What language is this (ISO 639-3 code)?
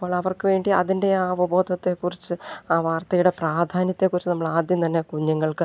mal